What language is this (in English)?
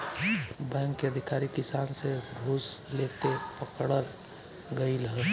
Bhojpuri